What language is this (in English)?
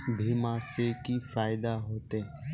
Magahi